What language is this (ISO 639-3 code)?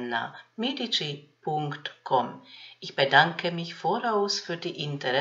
deu